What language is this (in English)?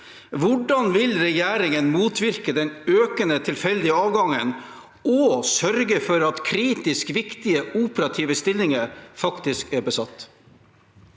Norwegian